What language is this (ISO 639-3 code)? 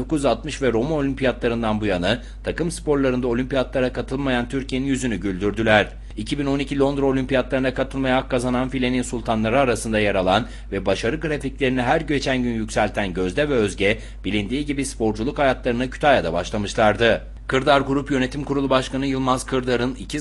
tur